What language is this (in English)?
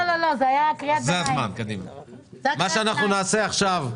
Hebrew